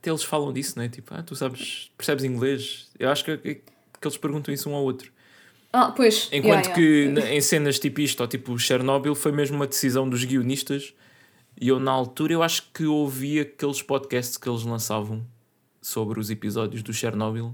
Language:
Portuguese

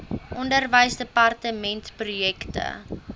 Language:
Afrikaans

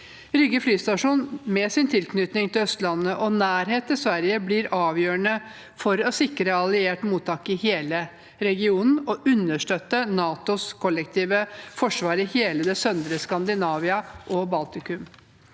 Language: Norwegian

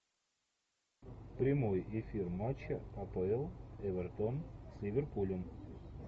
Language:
Russian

